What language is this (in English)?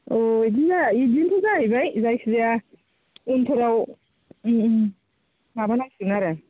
Bodo